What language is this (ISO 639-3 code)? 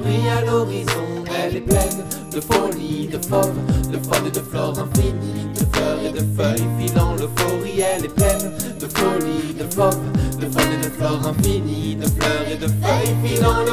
ita